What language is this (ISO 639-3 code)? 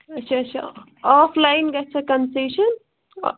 kas